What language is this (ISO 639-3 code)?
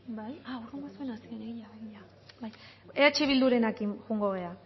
eus